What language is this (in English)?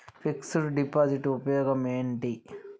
Telugu